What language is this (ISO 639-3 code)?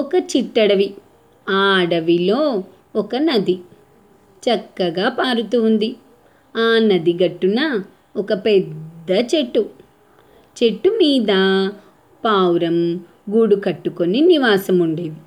tel